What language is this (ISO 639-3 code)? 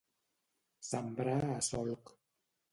cat